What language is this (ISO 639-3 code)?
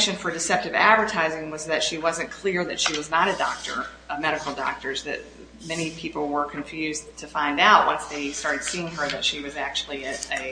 eng